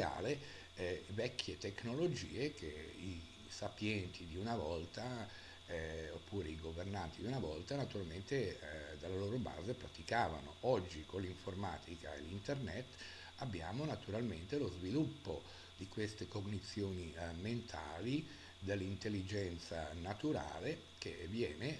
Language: Italian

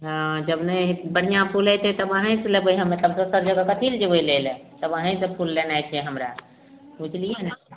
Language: Maithili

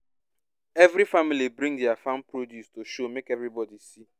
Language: Nigerian Pidgin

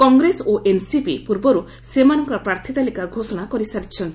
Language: Odia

